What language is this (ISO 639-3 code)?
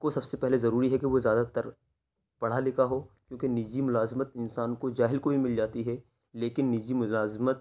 urd